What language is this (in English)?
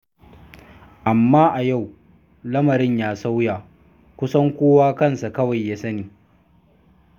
Hausa